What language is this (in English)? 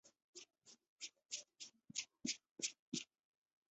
Chinese